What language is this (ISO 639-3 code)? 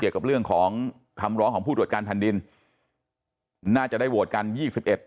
tha